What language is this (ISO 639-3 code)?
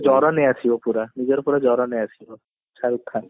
ori